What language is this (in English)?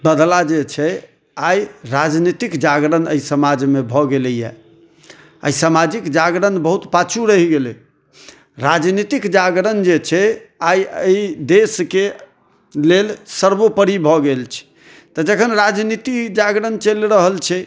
Maithili